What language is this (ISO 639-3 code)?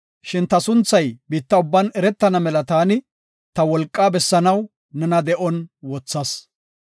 gof